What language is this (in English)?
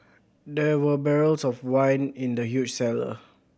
English